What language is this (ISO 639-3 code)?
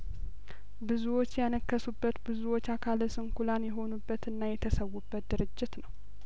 amh